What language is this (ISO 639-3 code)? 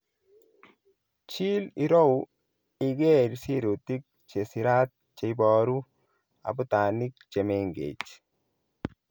kln